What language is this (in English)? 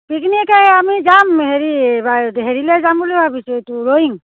Assamese